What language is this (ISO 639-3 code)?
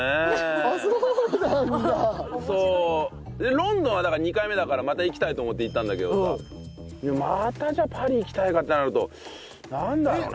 jpn